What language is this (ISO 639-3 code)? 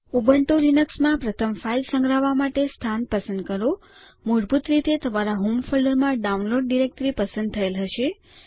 guj